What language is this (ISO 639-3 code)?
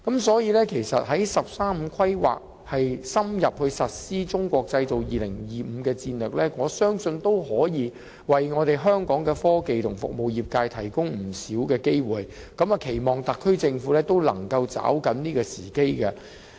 yue